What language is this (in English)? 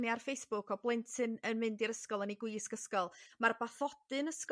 Welsh